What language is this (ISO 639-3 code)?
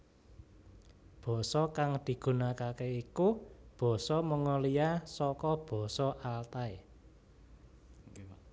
jav